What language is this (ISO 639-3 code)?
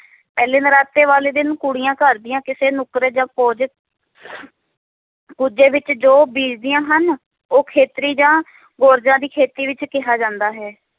pan